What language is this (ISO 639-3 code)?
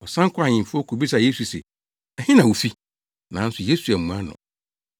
aka